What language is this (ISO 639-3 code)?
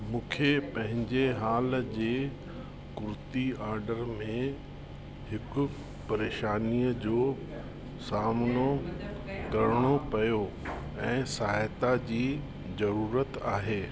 snd